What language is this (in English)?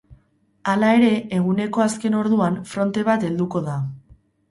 Basque